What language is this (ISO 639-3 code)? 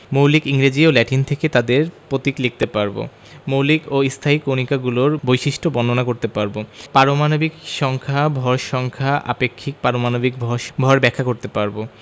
ben